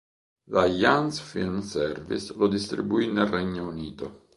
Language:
Italian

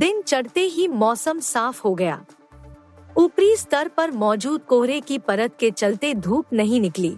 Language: Hindi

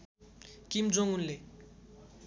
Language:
Nepali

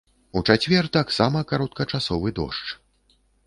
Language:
Belarusian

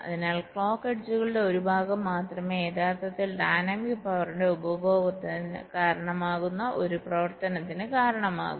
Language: Malayalam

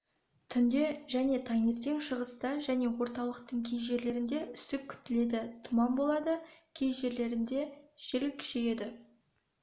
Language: Kazakh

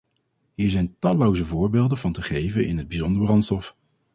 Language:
Dutch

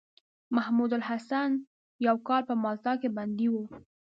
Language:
Pashto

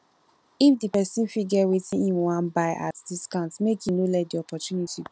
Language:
Nigerian Pidgin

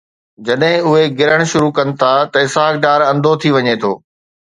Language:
Sindhi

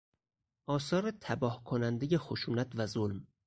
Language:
Persian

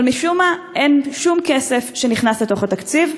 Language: Hebrew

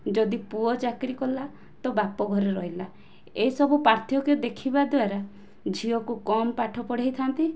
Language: Odia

